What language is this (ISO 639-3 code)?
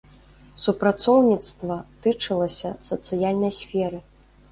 bel